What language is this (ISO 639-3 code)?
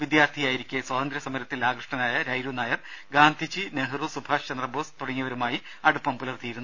mal